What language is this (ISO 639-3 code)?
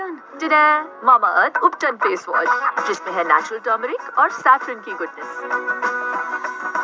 pan